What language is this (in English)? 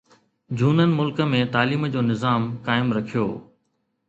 Sindhi